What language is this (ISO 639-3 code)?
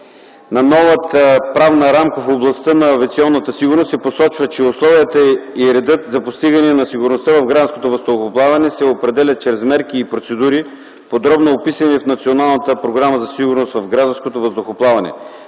bul